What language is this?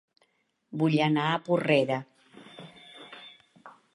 Catalan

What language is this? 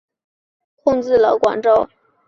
Chinese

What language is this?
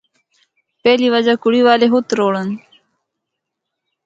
Northern Hindko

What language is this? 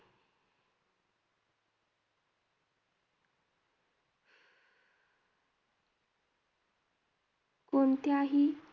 Marathi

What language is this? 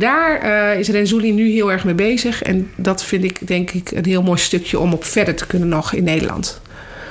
Dutch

